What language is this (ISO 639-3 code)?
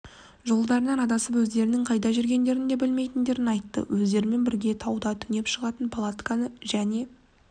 kaz